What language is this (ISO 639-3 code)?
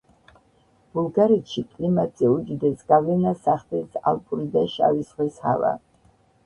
kat